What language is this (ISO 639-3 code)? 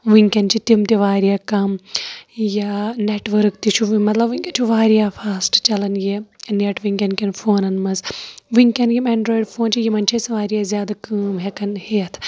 kas